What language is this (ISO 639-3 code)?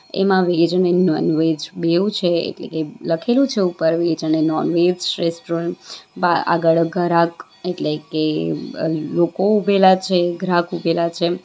guj